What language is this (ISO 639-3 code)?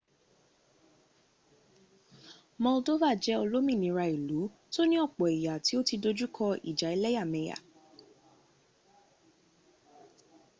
yor